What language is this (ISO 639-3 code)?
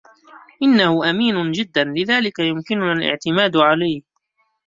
ara